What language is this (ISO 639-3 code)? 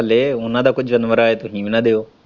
pan